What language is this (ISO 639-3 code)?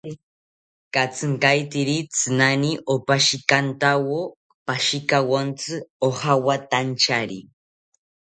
cpy